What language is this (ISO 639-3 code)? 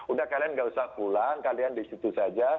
ind